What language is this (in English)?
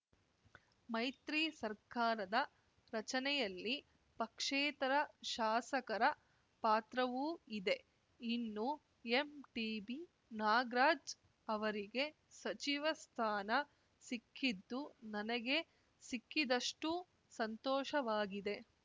Kannada